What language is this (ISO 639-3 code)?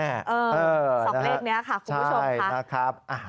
tha